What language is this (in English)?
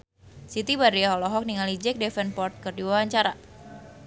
Sundanese